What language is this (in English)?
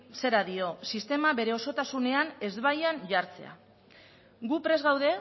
Basque